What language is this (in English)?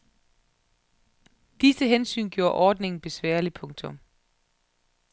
Danish